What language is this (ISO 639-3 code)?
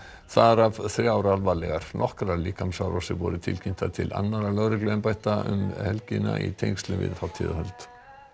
isl